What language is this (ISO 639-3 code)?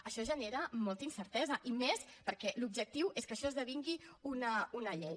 cat